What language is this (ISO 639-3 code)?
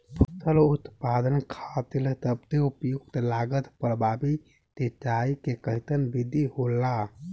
bho